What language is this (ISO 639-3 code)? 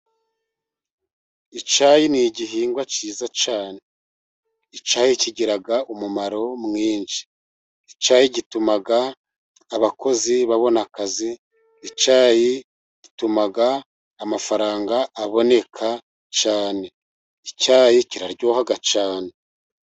kin